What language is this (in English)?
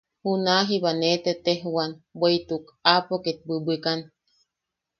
Yaqui